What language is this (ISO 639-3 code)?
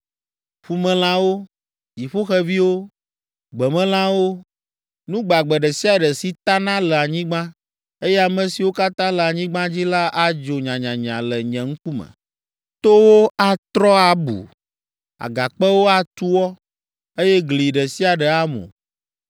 ewe